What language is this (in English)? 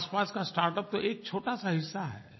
Hindi